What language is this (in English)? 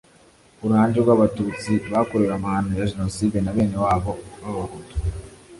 Kinyarwanda